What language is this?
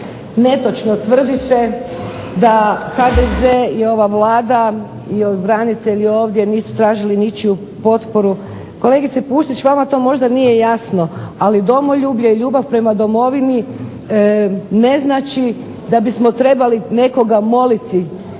Croatian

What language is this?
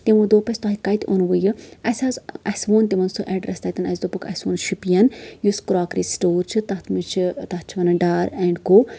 Kashmiri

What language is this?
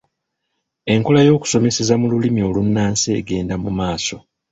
Ganda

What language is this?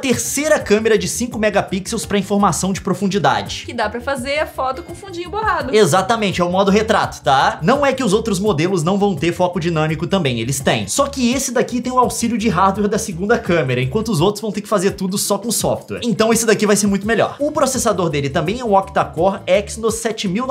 Portuguese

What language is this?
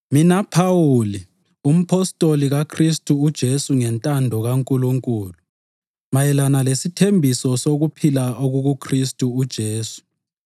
North Ndebele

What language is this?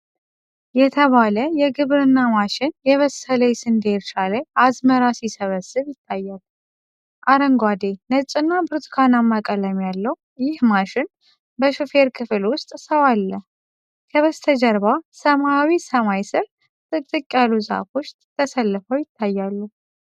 Amharic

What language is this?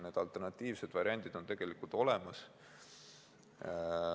Estonian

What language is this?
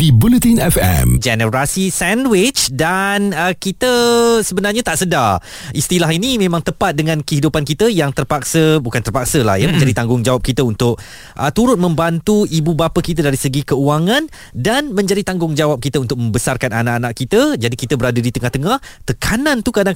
Malay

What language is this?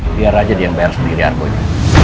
Indonesian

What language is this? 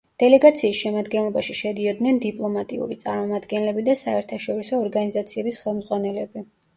Georgian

